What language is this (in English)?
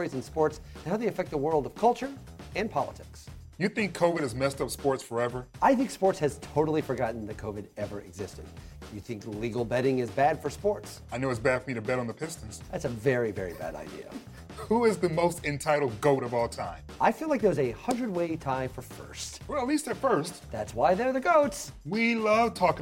Dutch